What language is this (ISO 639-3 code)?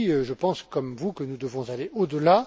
fra